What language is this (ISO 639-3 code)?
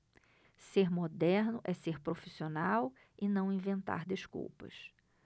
por